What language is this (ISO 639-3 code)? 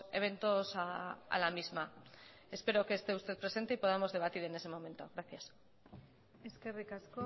spa